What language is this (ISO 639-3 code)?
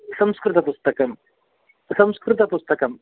san